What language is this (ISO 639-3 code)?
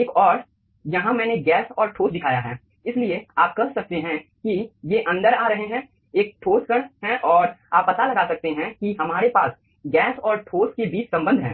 hin